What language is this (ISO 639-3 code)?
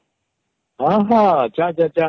ori